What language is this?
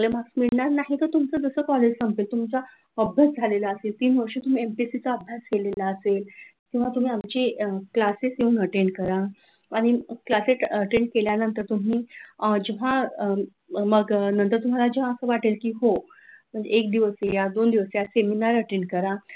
Marathi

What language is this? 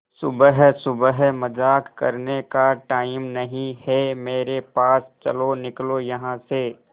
Hindi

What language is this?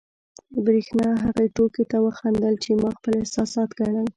Pashto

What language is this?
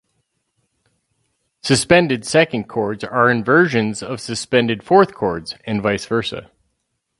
English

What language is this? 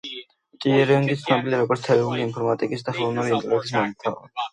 Georgian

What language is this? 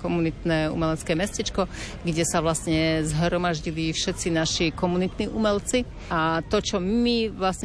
Slovak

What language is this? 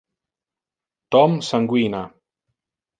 Interlingua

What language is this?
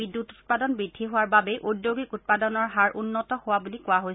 Assamese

